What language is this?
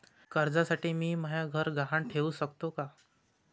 Marathi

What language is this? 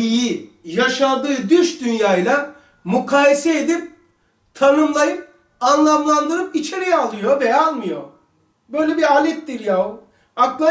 Turkish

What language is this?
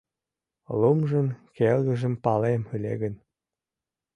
Mari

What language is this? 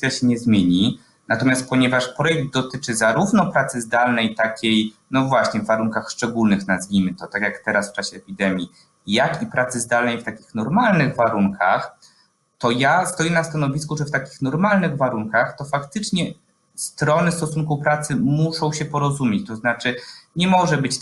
Polish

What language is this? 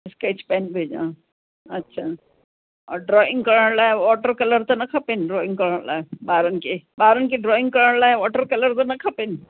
Sindhi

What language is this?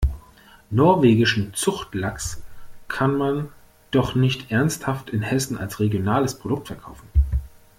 German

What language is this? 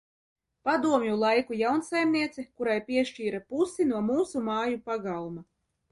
Latvian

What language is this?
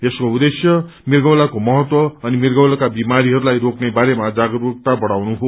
Nepali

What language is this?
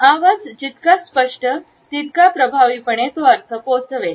Marathi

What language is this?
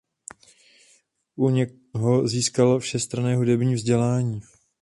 Czech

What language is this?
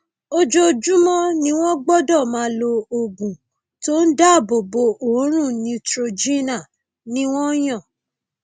Yoruba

